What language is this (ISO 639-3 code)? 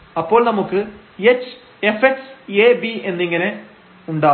mal